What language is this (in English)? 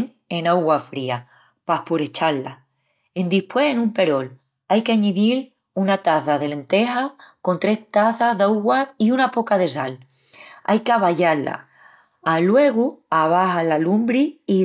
Extremaduran